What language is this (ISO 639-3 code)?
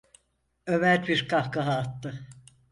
tur